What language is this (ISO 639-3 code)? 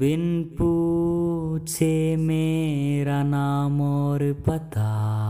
hin